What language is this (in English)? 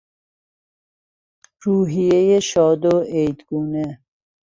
Persian